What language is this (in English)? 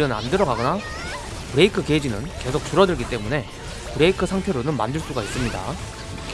Korean